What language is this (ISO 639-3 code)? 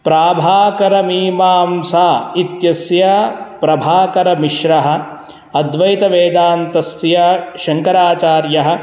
san